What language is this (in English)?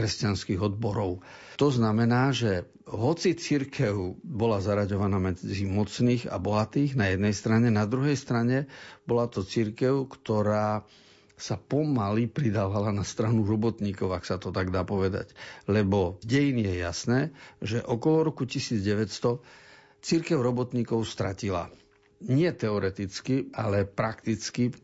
Slovak